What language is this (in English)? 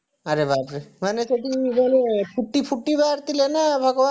Odia